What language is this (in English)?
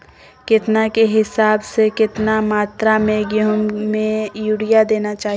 Magahi